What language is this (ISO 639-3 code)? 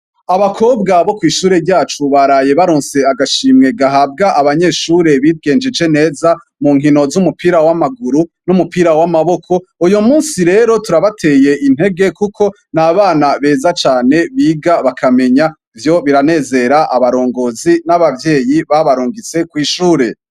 run